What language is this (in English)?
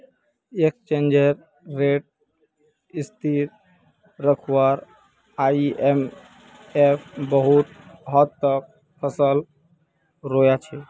Magahi